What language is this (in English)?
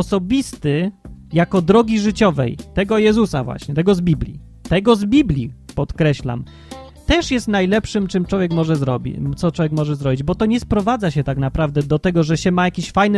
Polish